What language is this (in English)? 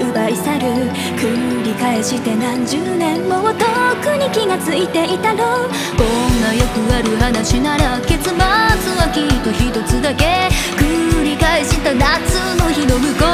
Japanese